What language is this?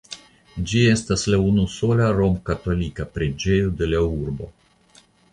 Esperanto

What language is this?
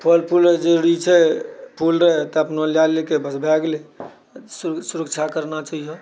Maithili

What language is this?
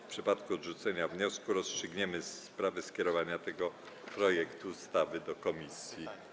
Polish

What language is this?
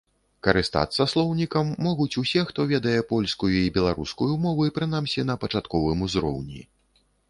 Belarusian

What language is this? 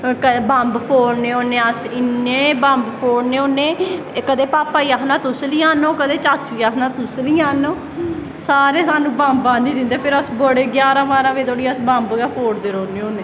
Dogri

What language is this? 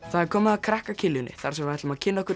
Icelandic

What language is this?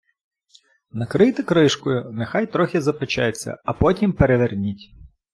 Ukrainian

